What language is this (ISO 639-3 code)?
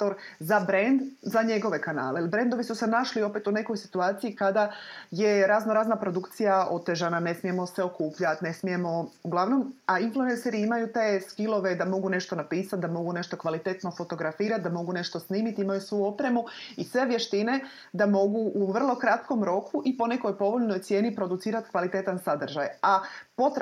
hrv